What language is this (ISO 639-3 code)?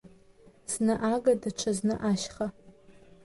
abk